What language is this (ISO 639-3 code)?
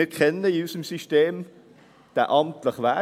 gsw